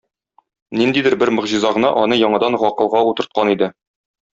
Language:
Tatar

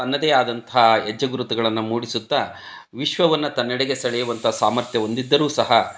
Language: Kannada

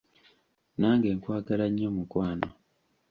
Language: Ganda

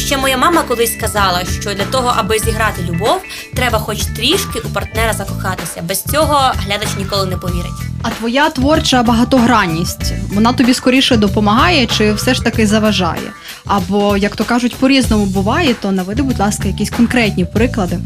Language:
Ukrainian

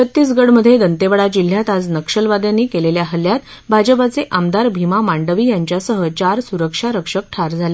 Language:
Marathi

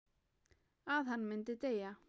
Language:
Icelandic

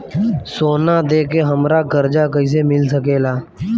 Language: Bhojpuri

